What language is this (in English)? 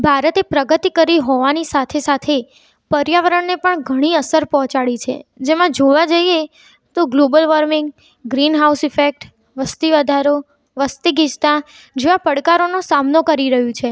Gujarati